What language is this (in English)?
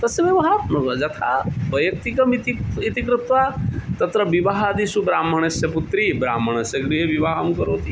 Sanskrit